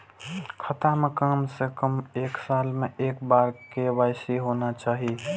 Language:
Maithili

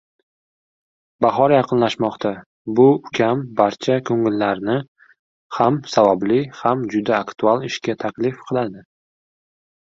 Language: Uzbek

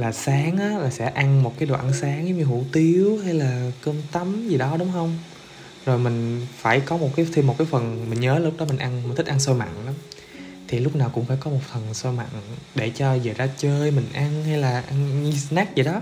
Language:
Vietnamese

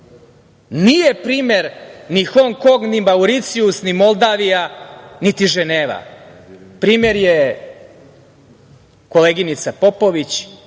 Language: Serbian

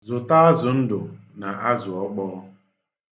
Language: Igbo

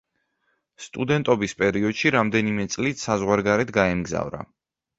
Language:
Georgian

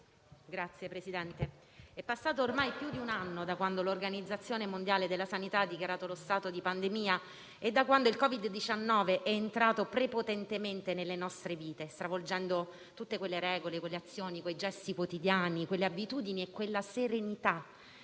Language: Italian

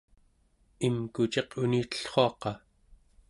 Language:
Central Yupik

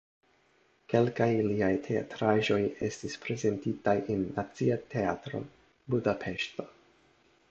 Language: Esperanto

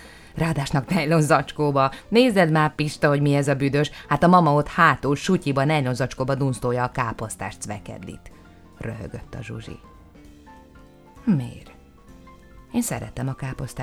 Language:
Hungarian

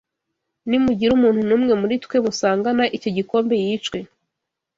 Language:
Kinyarwanda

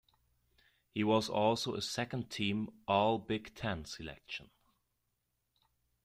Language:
English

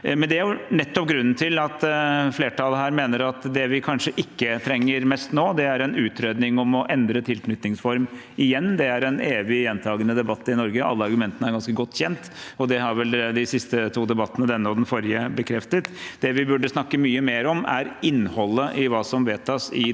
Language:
Norwegian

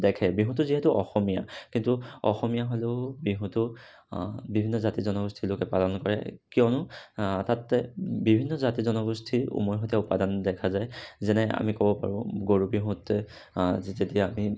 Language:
Assamese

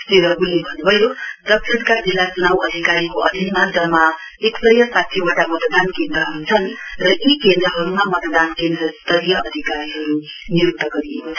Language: Nepali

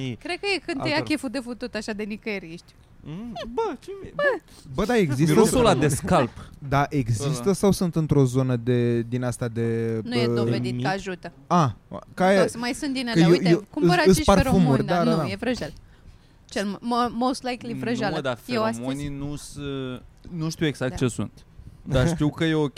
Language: Romanian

